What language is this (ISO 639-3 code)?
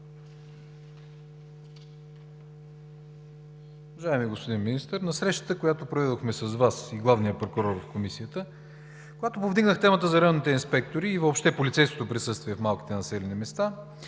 bul